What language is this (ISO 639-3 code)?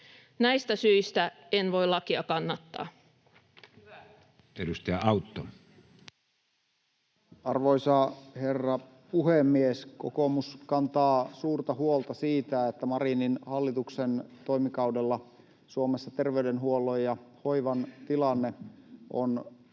fin